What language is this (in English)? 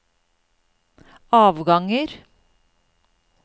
Norwegian